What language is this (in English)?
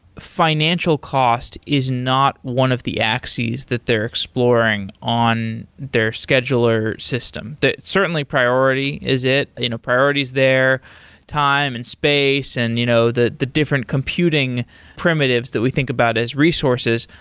English